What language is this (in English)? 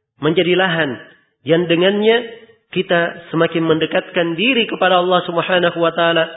Indonesian